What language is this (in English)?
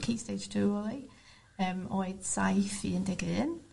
Welsh